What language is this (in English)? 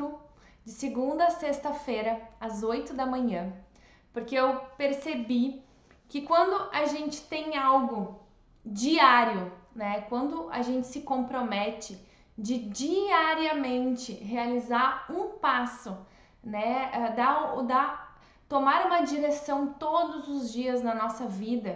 Portuguese